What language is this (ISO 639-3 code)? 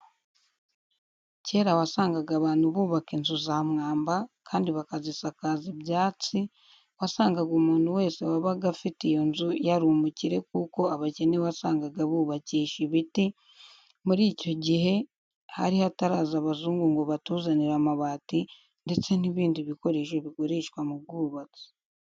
kin